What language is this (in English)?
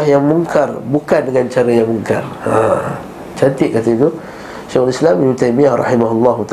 Malay